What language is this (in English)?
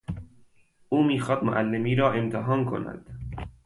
Persian